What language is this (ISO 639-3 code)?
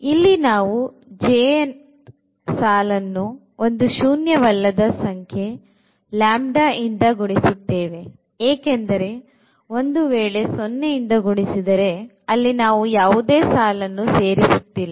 kan